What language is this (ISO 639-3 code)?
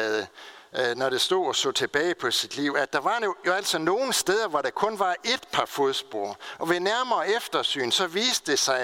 dan